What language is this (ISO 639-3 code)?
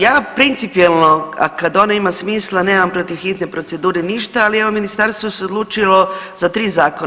hrv